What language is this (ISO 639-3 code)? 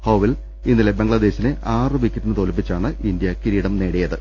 mal